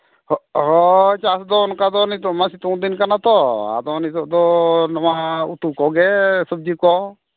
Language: Santali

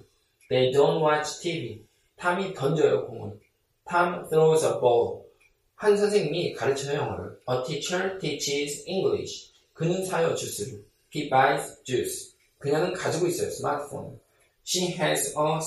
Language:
Korean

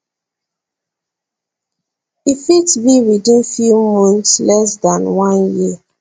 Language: Nigerian Pidgin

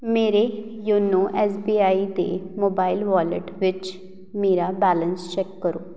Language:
Punjabi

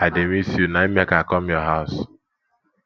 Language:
Nigerian Pidgin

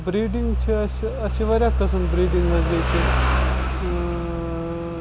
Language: Kashmiri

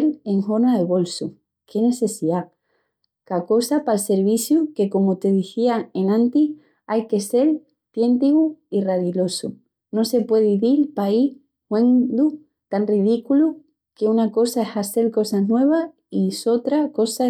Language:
Extremaduran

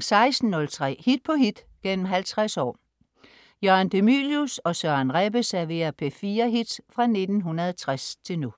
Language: Danish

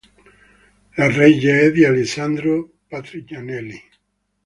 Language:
Italian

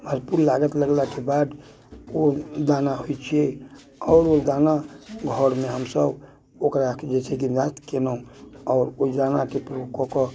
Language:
Maithili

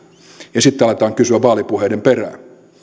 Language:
Finnish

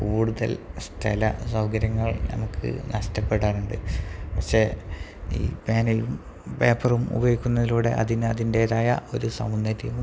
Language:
Malayalam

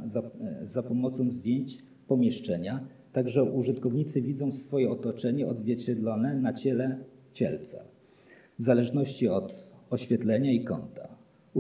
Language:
Polish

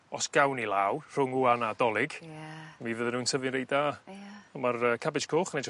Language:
Welsh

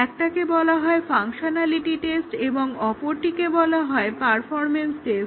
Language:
Bangla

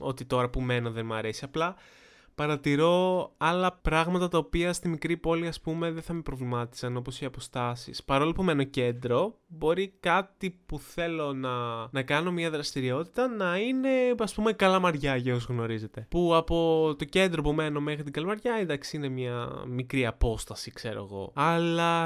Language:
Greek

